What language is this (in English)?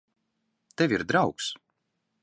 Latvian